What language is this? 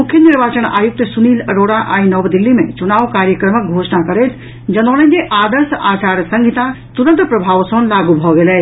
Maithili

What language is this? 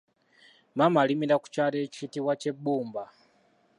Ganda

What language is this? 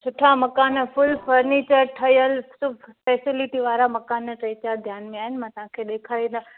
Sindhi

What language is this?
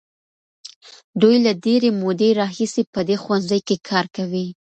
Pashto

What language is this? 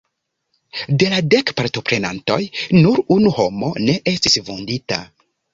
Esperanto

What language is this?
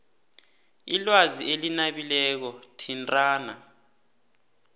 South Ndebele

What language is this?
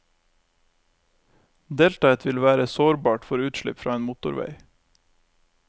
Norwegian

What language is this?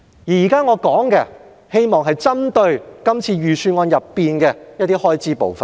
Cantonese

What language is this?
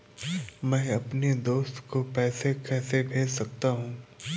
Hindi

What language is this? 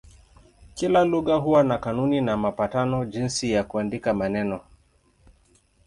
Swahili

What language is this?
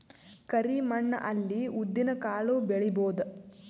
Kannada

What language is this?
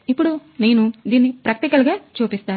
Telugu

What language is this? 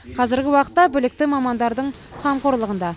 Kazakh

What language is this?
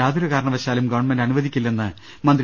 Malayalam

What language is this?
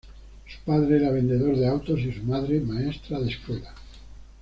Spanish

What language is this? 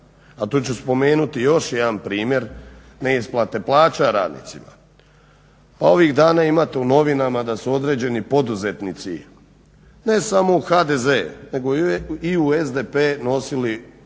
Croatian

